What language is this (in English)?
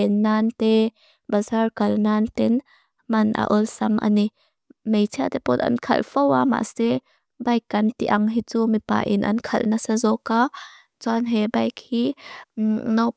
Mizo